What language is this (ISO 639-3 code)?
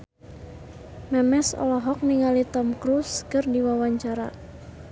sun